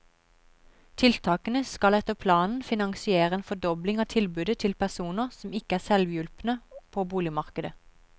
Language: Norwegian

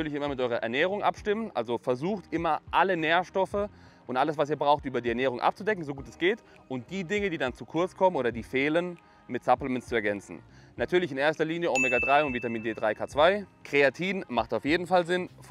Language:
German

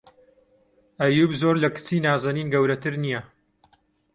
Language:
Central Kurdish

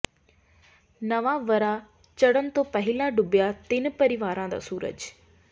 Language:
Punjabi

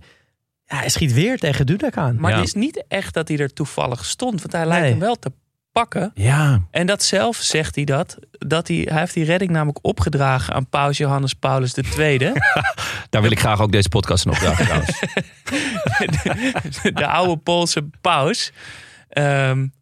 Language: Dutch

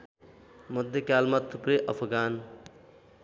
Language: Nepali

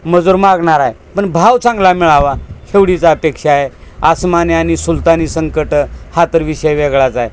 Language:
Marathi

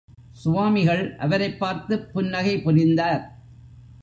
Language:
Tamil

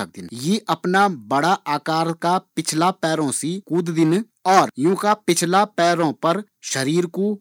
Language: Garhwali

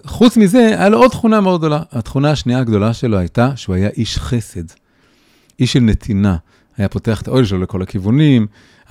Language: Hebrew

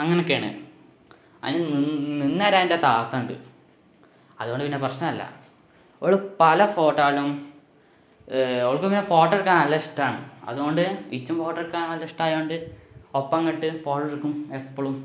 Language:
Malayalam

